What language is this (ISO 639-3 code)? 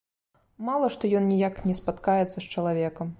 bel